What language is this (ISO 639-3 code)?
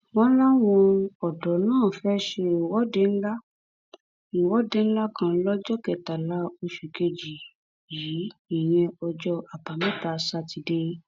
yor